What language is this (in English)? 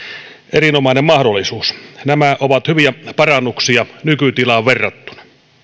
Finnish